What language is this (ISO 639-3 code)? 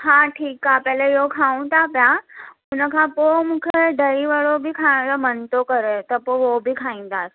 snd